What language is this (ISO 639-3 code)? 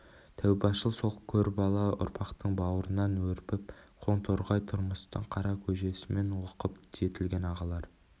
kaz